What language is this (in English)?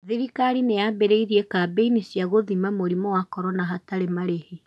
Kikuyu